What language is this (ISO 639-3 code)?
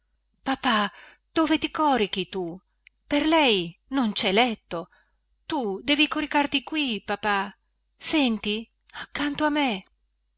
ita